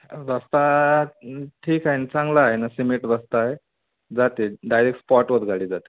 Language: Marathi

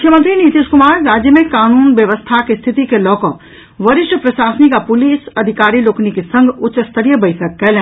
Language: Maithili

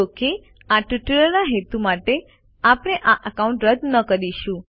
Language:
Gujarati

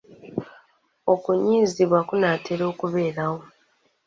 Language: Ganda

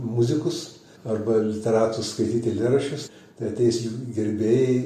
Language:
Lithuanian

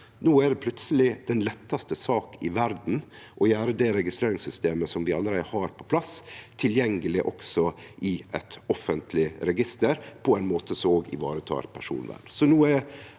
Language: Norwegian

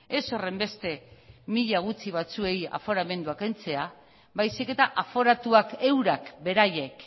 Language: Basque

